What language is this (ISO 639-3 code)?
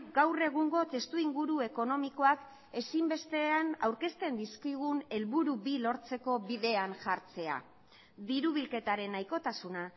eus